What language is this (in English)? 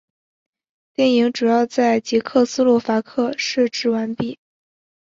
Chinese